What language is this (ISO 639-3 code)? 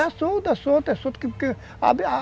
por